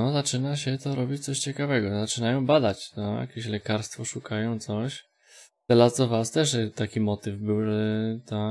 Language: Polish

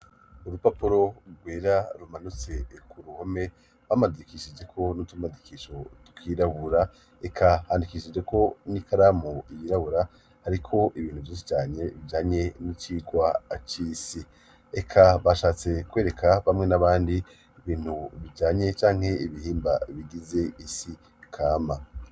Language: Rundi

